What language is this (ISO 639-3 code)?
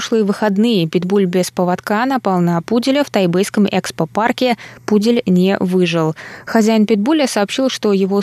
rus